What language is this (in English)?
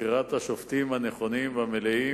Hebrew